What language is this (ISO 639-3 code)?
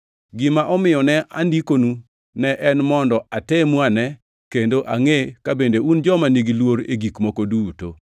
luo